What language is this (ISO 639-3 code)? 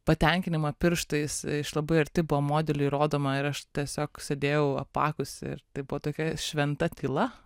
lit